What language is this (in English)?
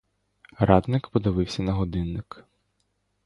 Ukrainian